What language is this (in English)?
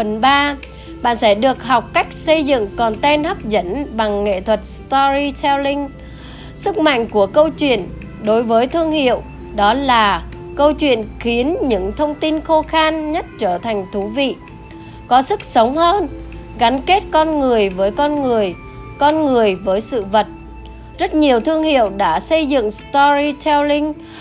Vietnamese